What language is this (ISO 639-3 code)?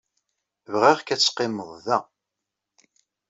kab